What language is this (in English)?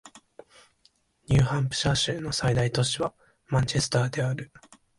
Japanese